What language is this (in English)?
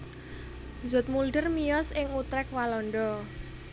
Javanese